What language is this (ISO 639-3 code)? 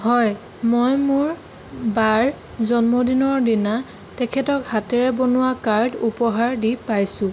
asm